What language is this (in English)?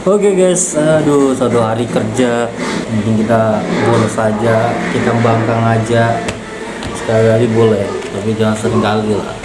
Indonesian